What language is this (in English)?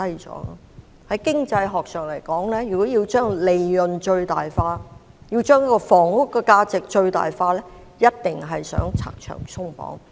Cantonese